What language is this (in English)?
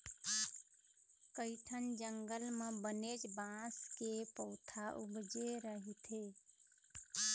Chhattisgarhi